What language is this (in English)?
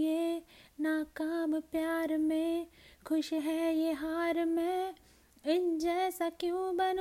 Hindi